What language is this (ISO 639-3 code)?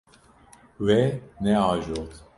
kur